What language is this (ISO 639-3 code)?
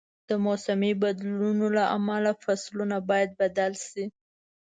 pus